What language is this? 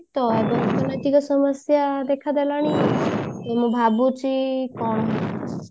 Odia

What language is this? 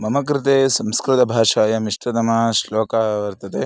Sanskrit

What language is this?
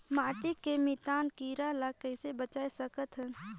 Chhattisgarhi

